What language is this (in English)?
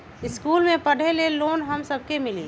Magahi